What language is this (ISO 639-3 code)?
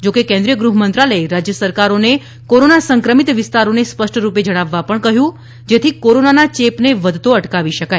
guj